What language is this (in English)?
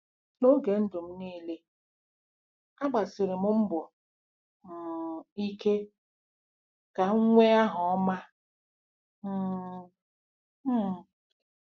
Igbo